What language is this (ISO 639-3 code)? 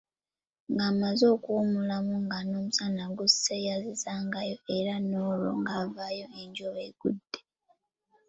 lug